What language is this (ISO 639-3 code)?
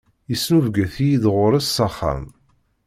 kab